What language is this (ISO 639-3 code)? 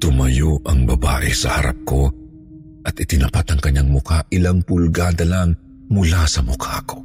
fil